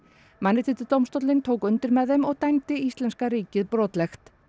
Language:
Icelandic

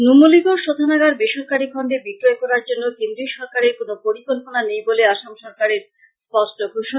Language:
Bangla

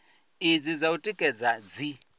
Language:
Venda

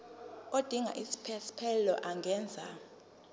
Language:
Zulu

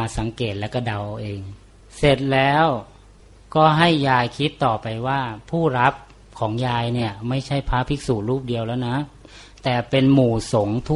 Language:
Thai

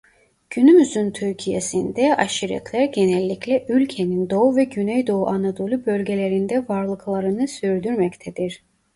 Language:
Turkish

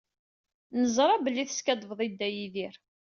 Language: Kabyle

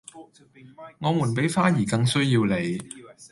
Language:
Cantonese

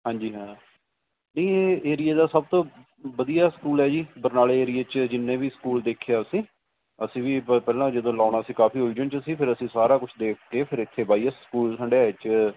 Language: Punjabi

